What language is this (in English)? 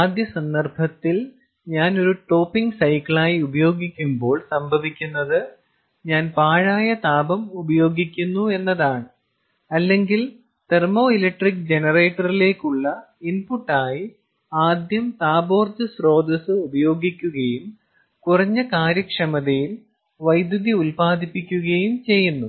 Malayalam